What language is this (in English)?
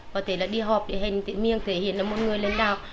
Vietnamese